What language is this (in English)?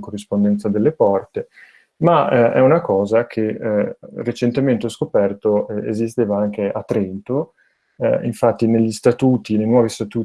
Italian